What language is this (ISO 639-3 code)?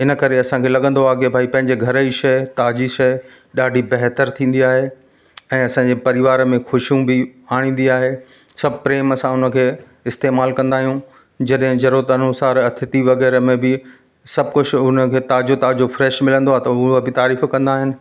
snd